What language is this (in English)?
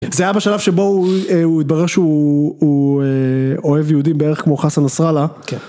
Hebrew